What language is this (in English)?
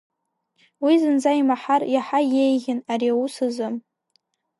Abkhazian